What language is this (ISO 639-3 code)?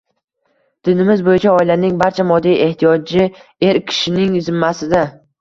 uzb